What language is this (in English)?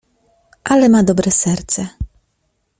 Polish